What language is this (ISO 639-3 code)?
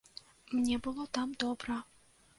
bel